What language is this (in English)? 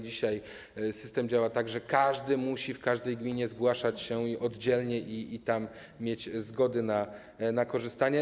Polish